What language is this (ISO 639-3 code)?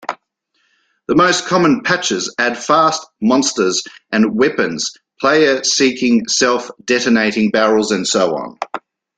eng